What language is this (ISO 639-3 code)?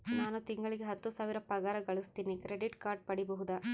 kan